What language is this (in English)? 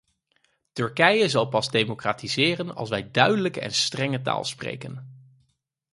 Dutch